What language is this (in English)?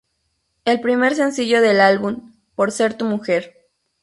Spanish